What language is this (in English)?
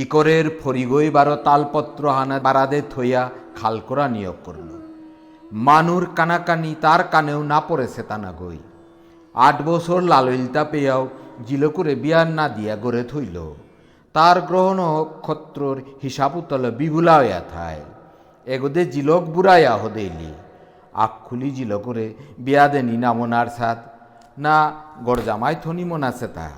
Bangla